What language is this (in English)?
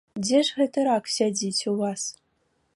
Belarusian